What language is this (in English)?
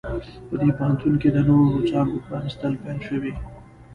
Pashto